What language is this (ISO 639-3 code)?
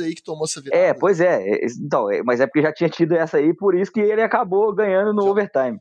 por